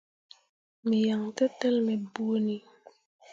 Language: Mundang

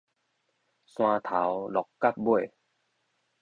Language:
Min Nan Chinese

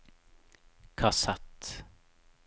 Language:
Norwegian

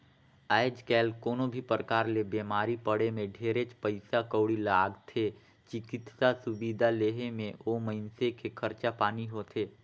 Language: Chhattisgarhi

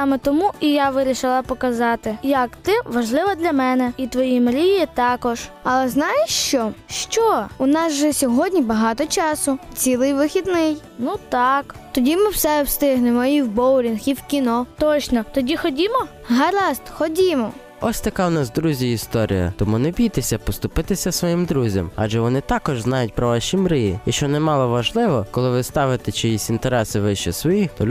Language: Ukrainian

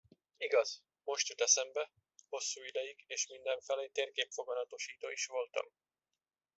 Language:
Hungarian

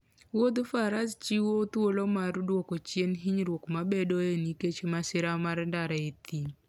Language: Luo (Kenya and Tanzania)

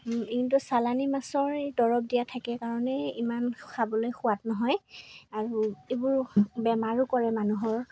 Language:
Assamese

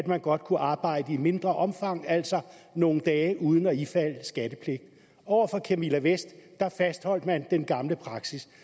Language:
Danish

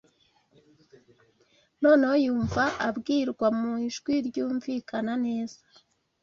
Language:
Kinyarwanda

